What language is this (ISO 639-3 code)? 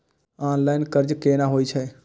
mai